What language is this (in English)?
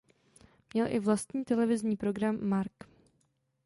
Czech